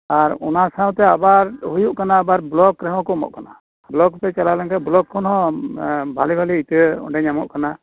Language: Santali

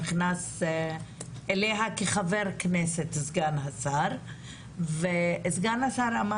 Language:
Hebrew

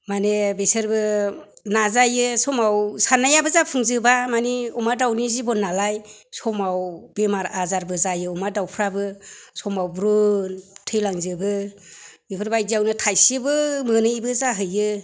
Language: Bodo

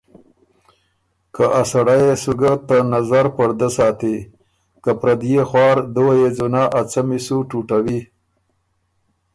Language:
Ormuri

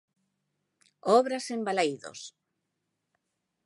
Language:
Galician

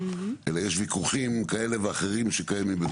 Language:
Hebrew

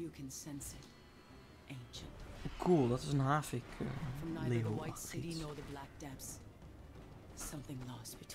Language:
Dutch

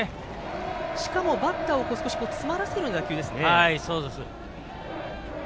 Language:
Japanese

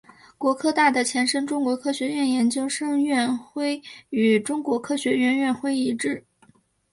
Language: Chinese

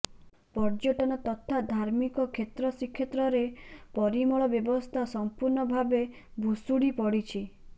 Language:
Odia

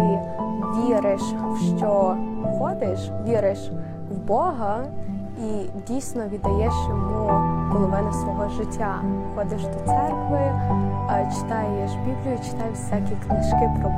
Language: Ukrainian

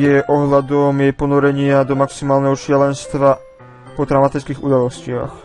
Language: Polish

